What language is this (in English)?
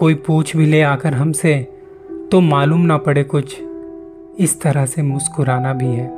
Hindi